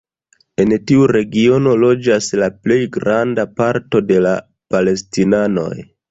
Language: Esperanto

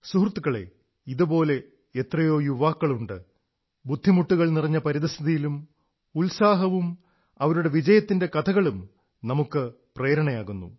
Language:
Malayalam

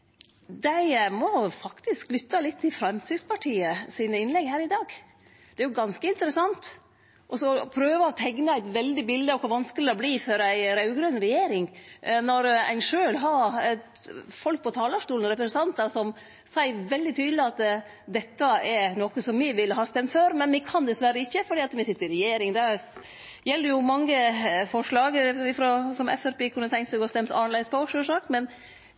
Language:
Norwegian Nynorsk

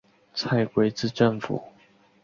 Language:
Chinese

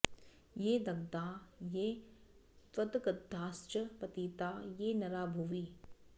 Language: Sanskrit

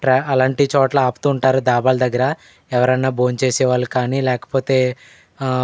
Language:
Telugu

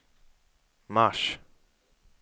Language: Swedish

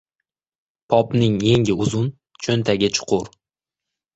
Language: Uzbek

